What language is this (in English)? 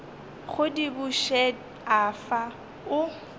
Northern Sotho